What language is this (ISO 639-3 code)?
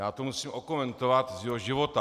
ces